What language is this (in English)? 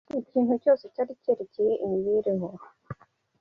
Kinyarwanda